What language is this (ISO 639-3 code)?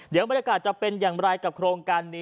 tha